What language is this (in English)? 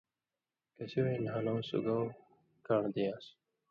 Indus Kohistani